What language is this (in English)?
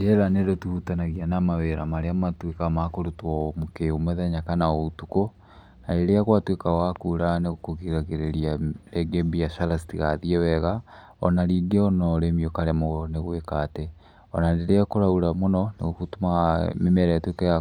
Kikuyu